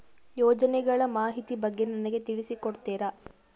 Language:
Kannada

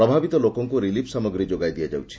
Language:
Odia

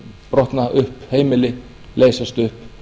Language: Icelandic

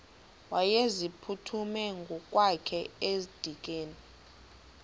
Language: Xhosa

